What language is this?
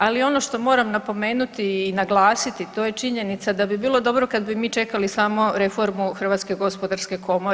Croatian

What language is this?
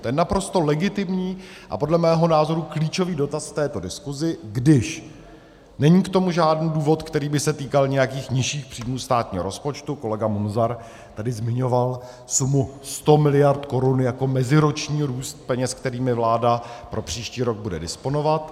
Czech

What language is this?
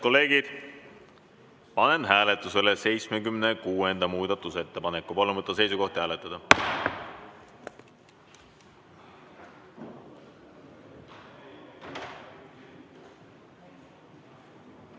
Estonian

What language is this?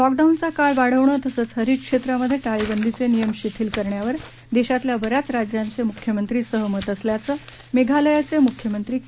Marathi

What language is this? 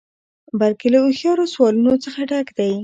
Pashto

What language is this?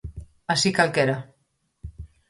Galician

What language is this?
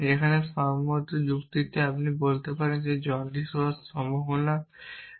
Bangla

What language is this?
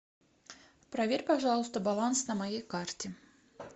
Russian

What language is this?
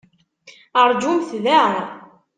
Kabyle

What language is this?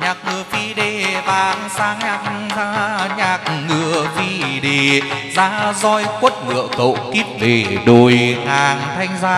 Vietnamese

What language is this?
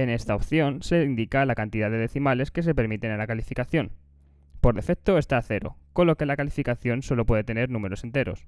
Spanish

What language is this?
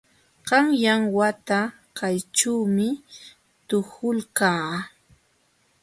Jauja Wanca Quechua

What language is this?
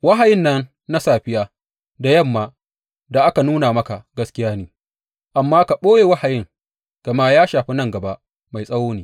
Hausa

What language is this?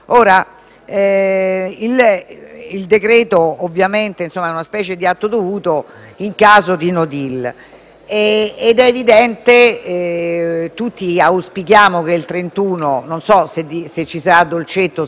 Italian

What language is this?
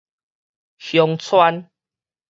Min Nan Chinese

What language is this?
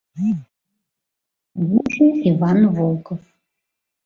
Mari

